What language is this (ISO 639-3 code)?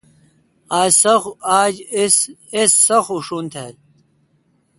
xka